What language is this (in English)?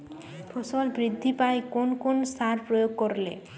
Bangla